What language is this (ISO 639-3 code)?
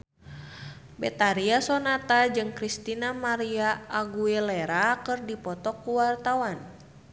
sun